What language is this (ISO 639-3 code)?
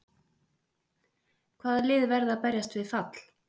isl